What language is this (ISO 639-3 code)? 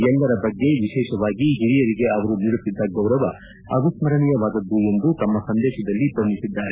kan